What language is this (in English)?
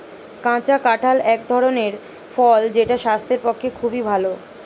Bangla